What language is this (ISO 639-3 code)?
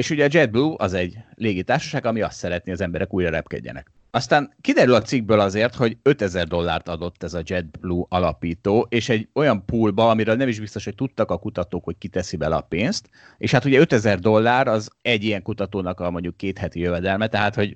hun